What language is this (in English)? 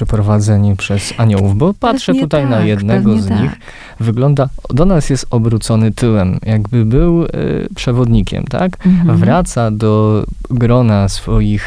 Polish